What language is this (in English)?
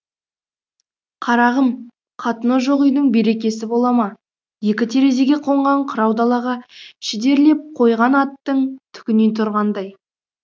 Kazakh